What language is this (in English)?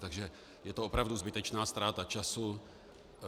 Czech